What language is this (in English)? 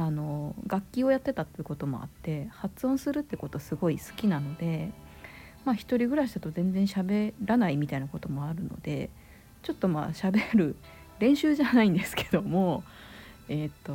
Japanese